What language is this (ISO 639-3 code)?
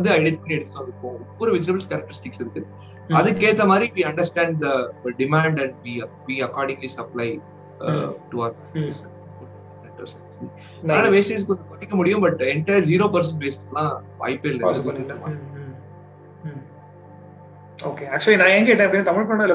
tam